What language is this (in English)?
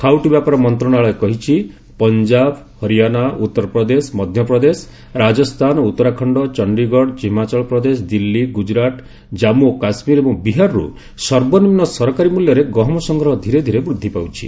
Odia